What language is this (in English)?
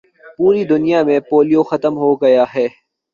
Urdu